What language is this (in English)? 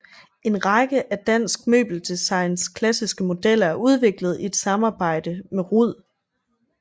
Danish